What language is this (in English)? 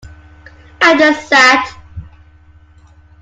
English